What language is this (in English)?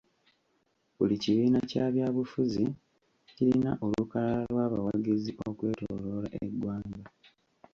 Ganda